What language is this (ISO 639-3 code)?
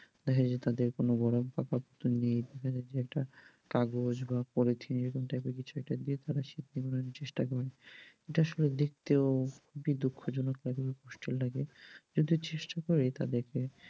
ben